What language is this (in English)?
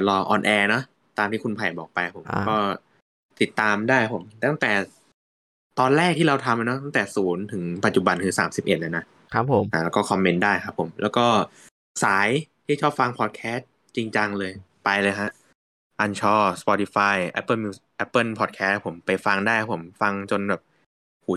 Thai